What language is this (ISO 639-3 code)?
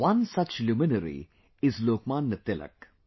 eng